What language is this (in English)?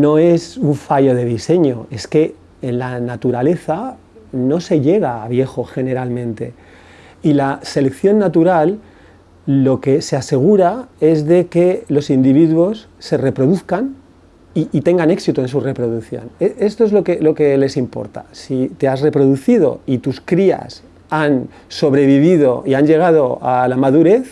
Spanish